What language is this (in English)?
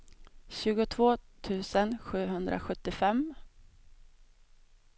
Swedish